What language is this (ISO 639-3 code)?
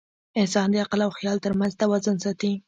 pus